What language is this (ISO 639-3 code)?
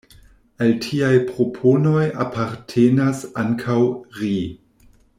epo